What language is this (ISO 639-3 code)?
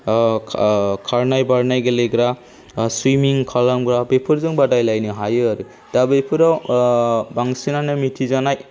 brx